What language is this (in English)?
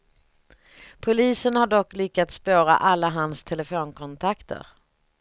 Swedish